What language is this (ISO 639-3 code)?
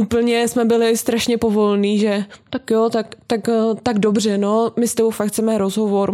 ces